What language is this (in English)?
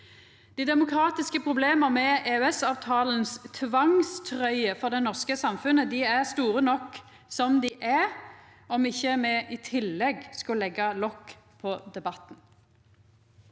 Norwegian